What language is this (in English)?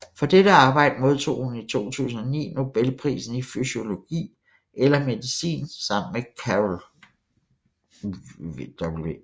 Danish